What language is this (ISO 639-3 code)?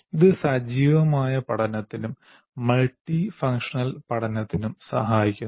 mal